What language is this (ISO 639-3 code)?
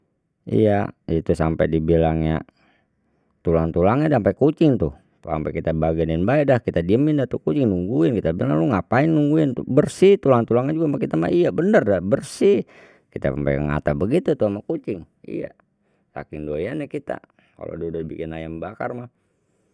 bew